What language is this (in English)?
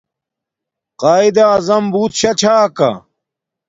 Domaaki